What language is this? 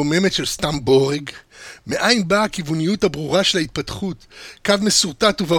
Hebrew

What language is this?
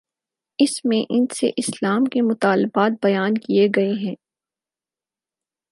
Urdu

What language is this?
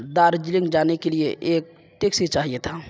Urdu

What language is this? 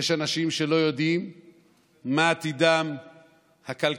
Hebrew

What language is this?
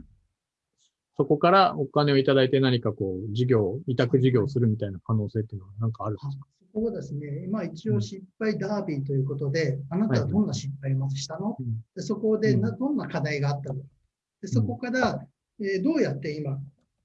Japanese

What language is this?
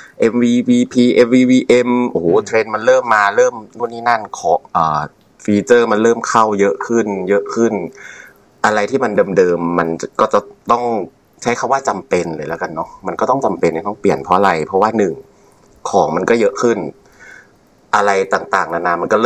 Thai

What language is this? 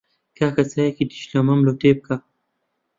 Central Kurdish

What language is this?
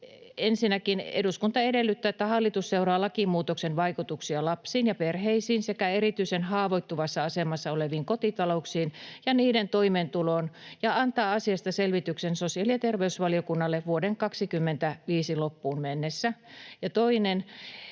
Finnish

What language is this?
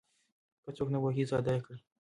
Pashto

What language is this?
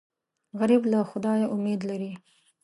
Pashto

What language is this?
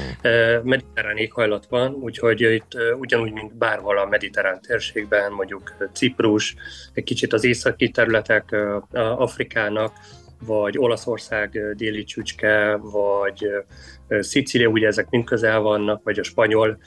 Hungarian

